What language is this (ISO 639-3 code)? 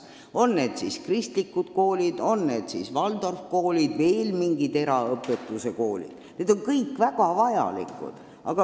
est